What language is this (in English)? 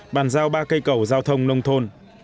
Vietnamese